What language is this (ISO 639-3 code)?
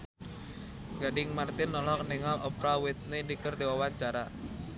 sun